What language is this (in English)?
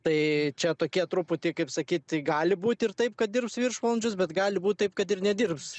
Lithuanian